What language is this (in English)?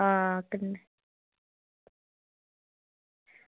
Dogri